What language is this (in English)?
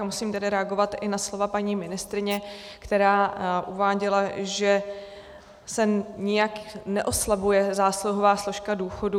Czech